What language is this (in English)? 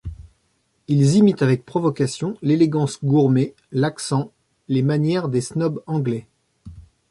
French